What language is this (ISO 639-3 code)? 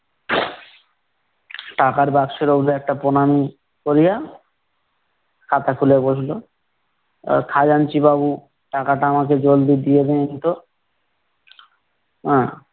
ben